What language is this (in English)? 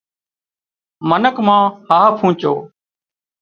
Wadiyara Koli